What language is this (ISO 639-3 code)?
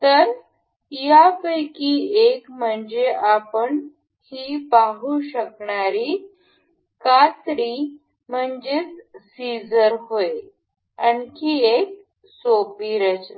mar